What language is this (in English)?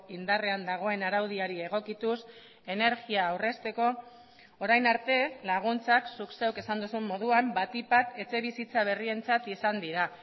Basque